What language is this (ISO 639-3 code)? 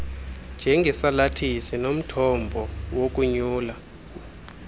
xho